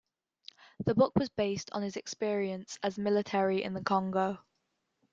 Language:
English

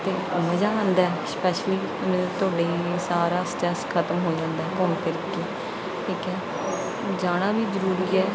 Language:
Punjabi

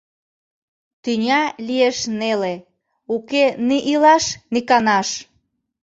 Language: Mari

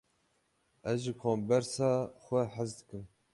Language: Kurdish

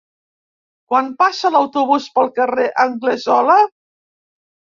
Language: Catalan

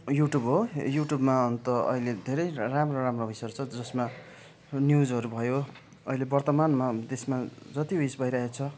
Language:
Nepali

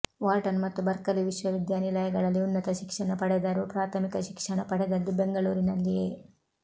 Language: Kannada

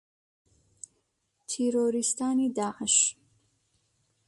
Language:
Central Kurdish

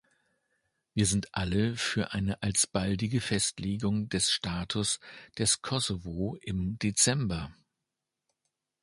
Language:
German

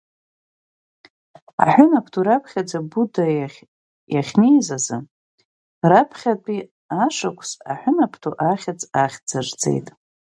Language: Abkhazian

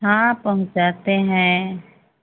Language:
Hindi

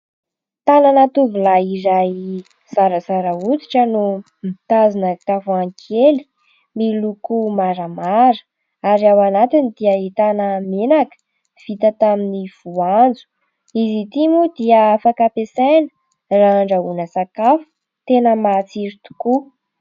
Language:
Malagasy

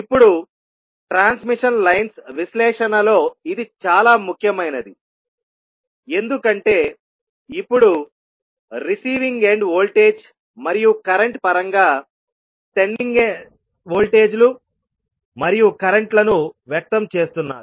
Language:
Telugu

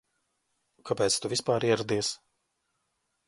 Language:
Latvian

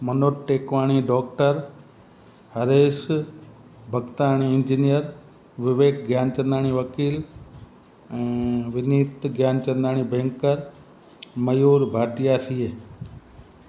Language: Sindhi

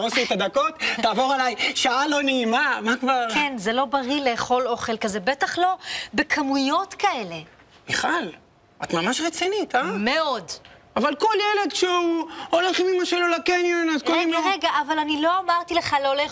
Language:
Hebrew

